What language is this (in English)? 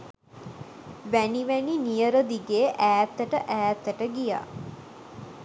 Sinhala